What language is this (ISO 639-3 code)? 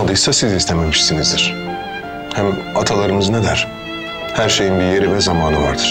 tur